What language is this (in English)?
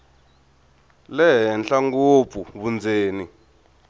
Tsonga